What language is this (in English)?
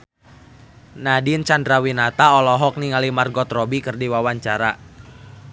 Sundanese